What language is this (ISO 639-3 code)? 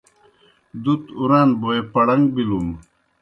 plk